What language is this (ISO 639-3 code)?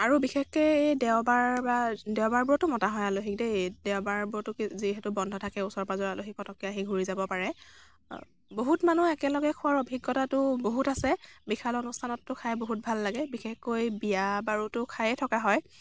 asm